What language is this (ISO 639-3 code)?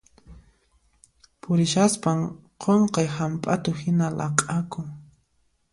qxp